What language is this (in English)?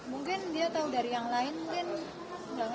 Indonesian